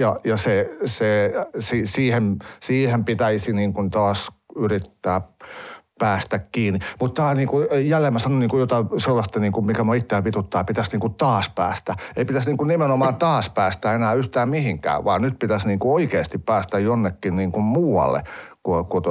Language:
Finnish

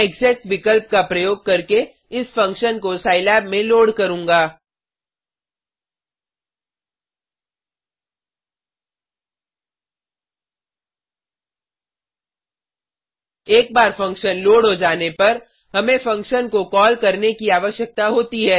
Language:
Hindi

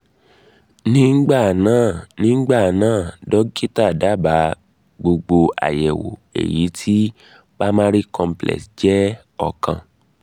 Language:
Yoruba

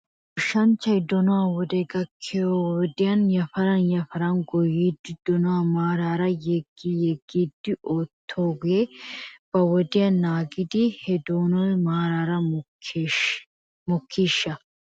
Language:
Wolaytta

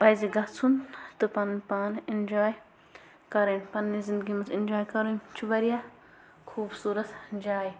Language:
Kashmiri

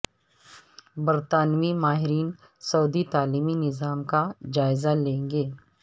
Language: Urdu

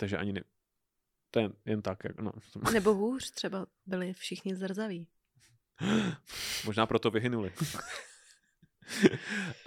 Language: Czech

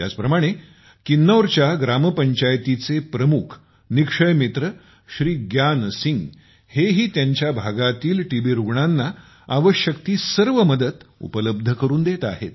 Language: Marathi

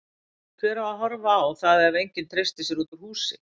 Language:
Icelandic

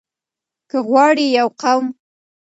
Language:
Pashto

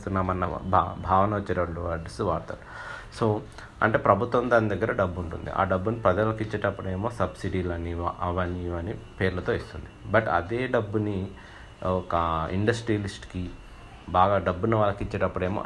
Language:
Telugu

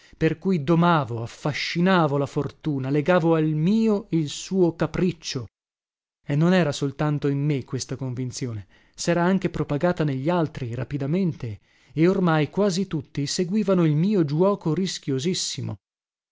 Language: Italian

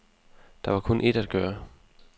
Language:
Danish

